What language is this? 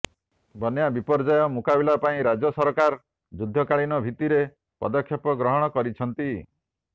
Odia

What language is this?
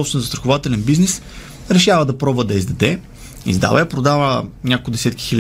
Bulgarian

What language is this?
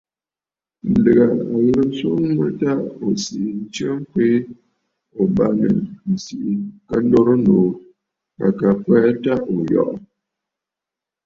Bafut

